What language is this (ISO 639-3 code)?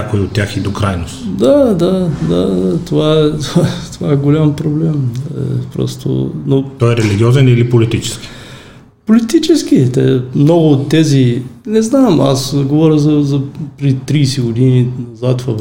bul